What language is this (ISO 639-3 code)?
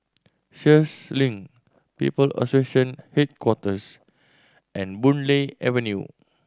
eng